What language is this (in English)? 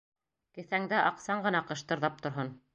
Bashkir